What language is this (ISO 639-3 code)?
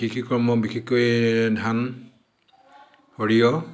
asm